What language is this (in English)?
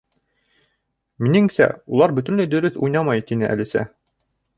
Bashkir